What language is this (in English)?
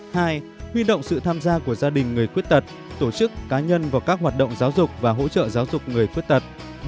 Vietnamese